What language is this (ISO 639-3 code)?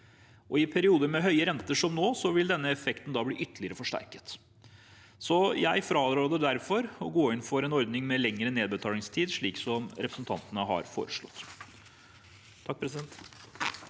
nor